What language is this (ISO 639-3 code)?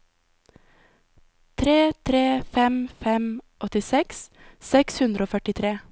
nor